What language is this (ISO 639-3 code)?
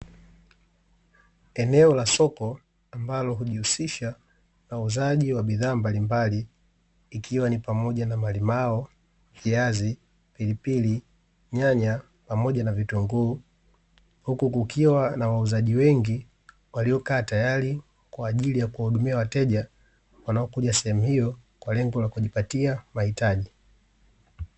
swa